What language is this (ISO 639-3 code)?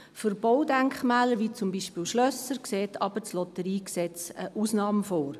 gsw